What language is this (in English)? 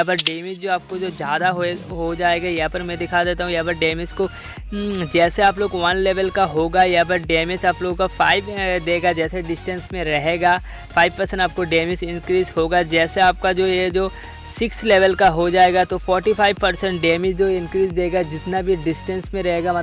Hindi